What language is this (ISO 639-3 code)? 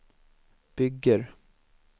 swe